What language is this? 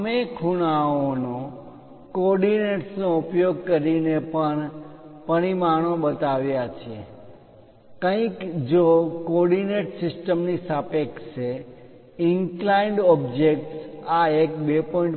Gujarati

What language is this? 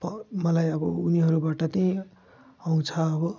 Nepali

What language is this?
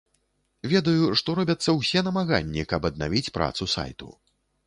Belarusian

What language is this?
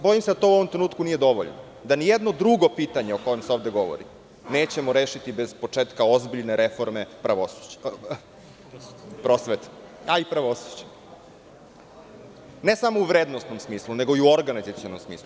Serbian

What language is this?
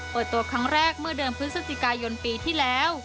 Thai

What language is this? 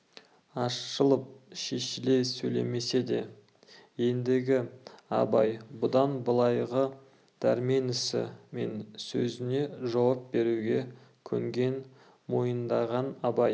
Kazakh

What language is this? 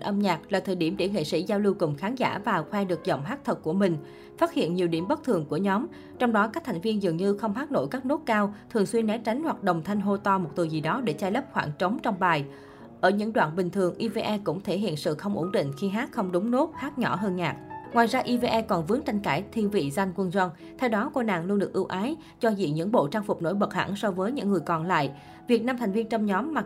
Vietnamese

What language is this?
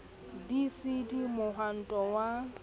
Southern Sotho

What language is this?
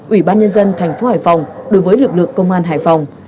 Vietnamese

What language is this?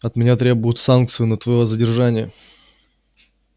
Russian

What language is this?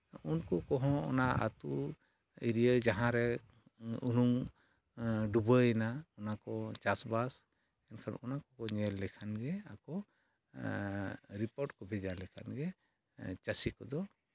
Santali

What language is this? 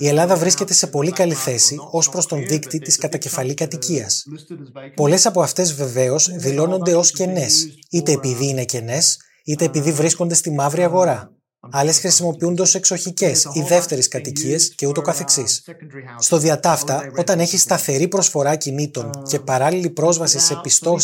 Greek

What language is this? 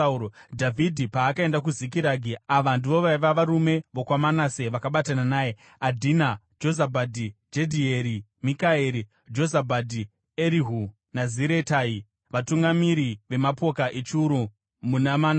Shona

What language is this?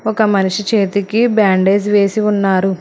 Telugu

